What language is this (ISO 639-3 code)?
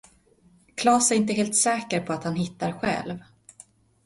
swe